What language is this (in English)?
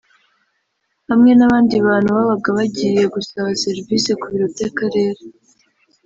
Kinyarwanda